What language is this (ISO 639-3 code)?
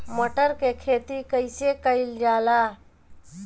bho